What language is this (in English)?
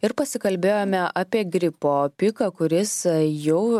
Lithuanian